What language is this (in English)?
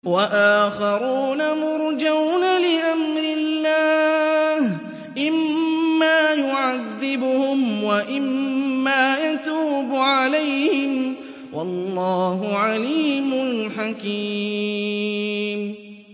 Arabic